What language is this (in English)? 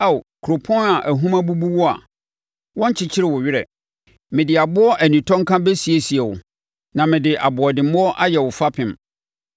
Akan